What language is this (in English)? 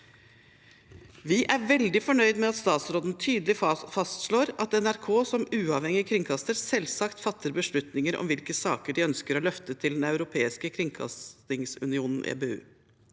Norwegian